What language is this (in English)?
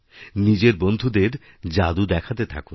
Bangla